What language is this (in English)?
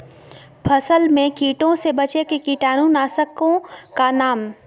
Magahi